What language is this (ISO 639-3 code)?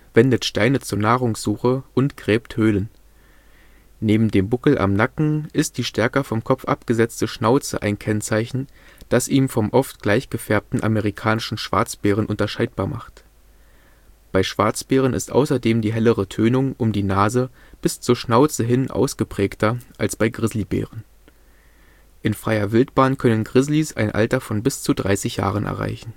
deu